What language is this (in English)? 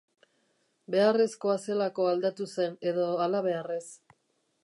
Basque